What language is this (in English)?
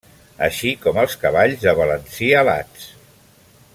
Catalan